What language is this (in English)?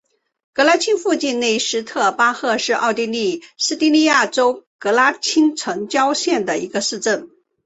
Chinese